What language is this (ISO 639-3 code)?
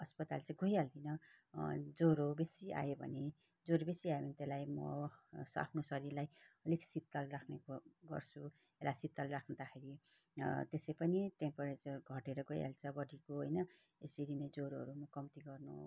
nep